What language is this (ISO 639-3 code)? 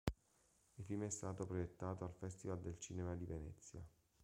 ita